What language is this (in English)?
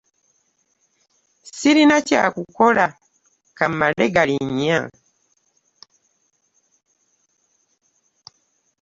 Ganda